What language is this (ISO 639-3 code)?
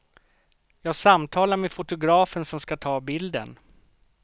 swe